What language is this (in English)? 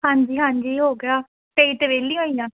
Punjabi